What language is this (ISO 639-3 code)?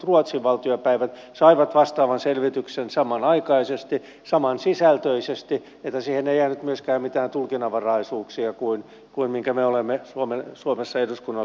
fin